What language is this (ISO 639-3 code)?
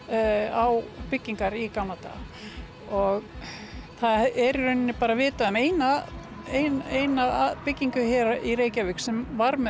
isl